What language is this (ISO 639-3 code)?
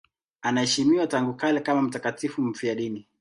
swa